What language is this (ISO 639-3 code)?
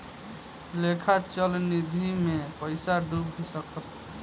bho